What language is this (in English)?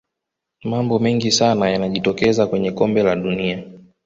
Swahili